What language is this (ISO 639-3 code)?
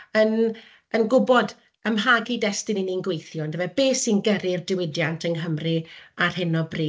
cym